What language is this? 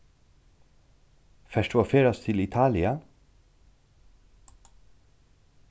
Faroese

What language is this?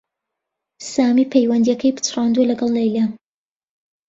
Central Kurdish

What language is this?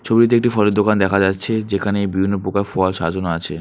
Bangla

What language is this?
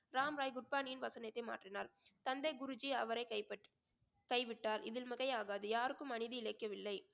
Tamil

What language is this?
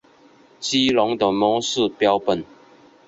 Chinese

